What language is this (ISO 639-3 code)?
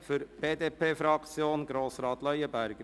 gsw